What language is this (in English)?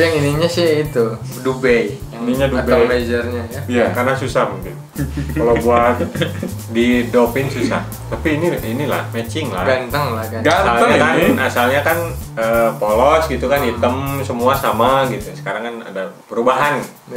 Indonesian